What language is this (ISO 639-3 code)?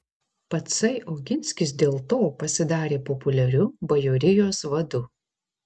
lit